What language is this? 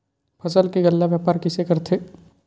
Chhattisgarhi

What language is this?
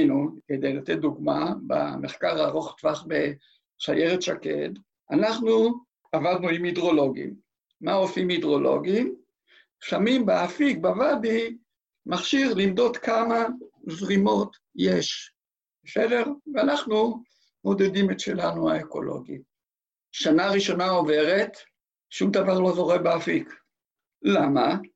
Hebrew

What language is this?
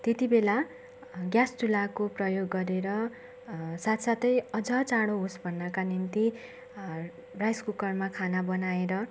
Nepali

